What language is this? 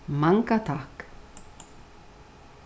Faroese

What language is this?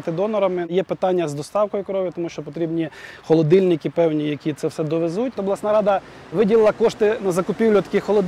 Ukrainian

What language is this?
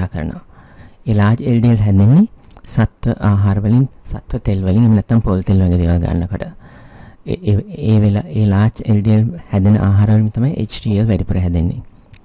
Indonesian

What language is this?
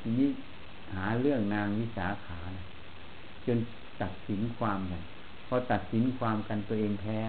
Thai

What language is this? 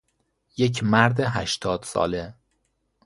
Persian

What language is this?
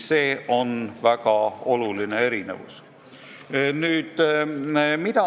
Estonian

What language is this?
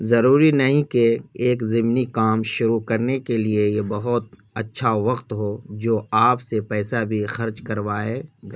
Urdu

